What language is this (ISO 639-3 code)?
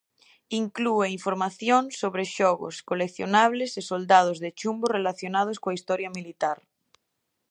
glg